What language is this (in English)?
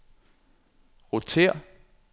Danish